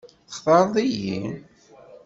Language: Kabyle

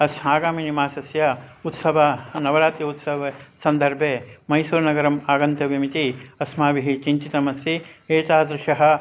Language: Sanskrit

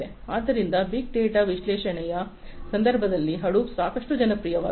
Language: Kannada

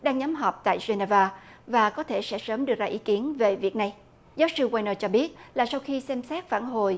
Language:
Vietnamese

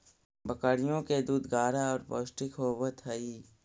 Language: Magahi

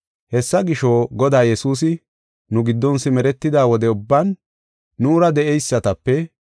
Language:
Gofa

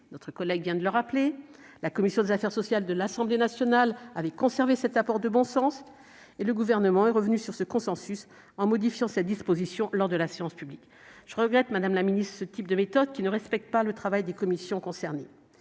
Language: French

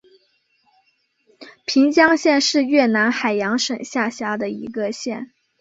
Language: Chinese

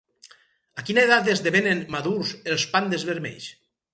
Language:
Catalan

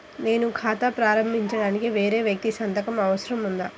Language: Telugu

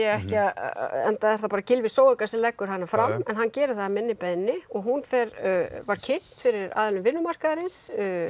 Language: Icelandic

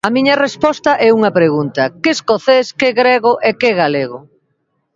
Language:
Galician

